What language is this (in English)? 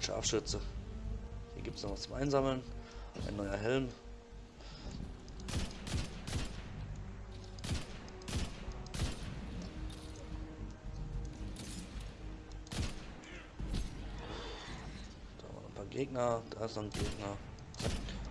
German